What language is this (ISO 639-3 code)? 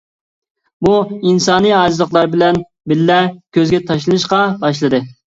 uig